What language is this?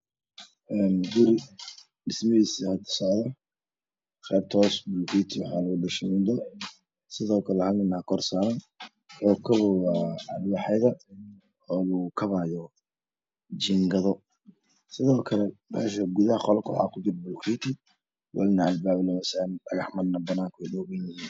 Somali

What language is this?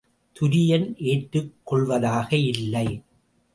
Tamil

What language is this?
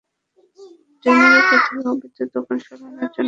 Bangla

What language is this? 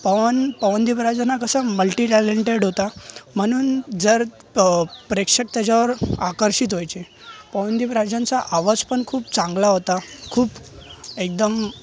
Marathi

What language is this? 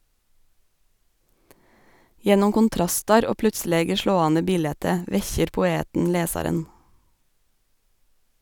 Norwegian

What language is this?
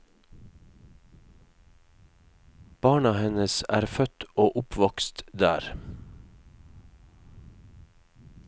Norwegian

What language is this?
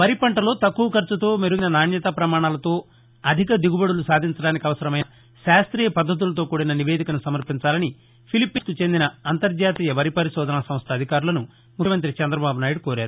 Telugu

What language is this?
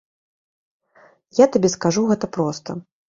Belarusian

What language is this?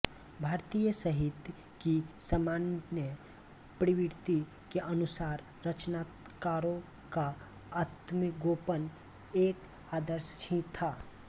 Hindi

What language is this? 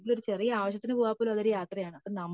Malayalam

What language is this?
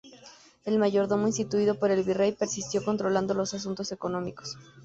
Spanish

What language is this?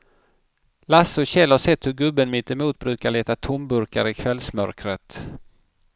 Swedish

